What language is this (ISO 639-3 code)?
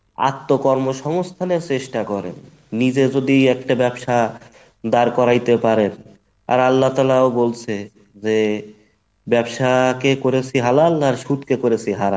ben